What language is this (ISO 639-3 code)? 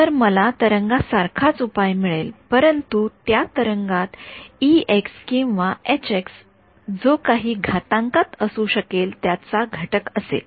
mar